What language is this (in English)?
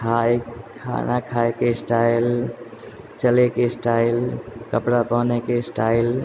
Maithili